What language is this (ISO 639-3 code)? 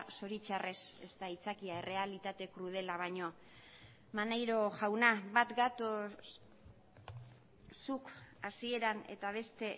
eus